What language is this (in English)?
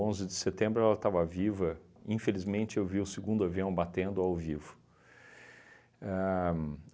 Portuguese